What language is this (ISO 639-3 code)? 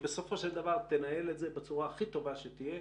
heb